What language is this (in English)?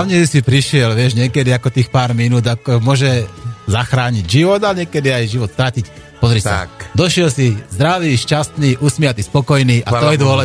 Slovak